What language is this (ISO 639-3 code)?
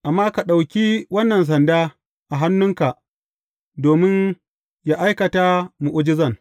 hau